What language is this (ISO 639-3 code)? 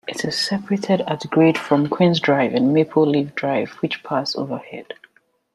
eng